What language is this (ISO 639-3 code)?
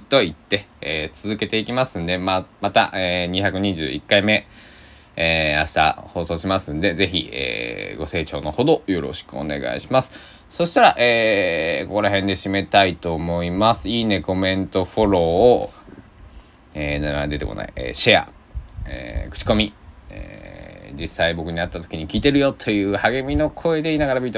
jpn